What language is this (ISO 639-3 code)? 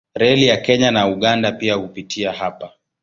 swa